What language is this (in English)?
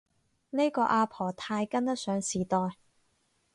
Cantonese